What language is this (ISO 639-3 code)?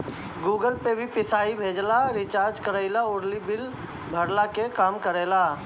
bho